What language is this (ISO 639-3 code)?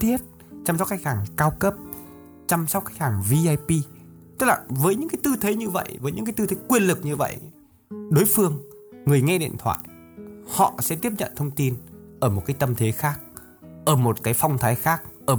vie